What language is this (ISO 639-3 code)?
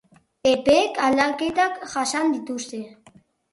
eus